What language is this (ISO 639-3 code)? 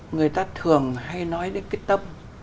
vie